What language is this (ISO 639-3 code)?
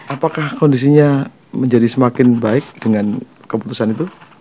ind